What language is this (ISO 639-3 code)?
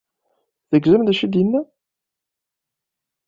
kab